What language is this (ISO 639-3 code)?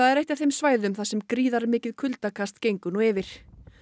isl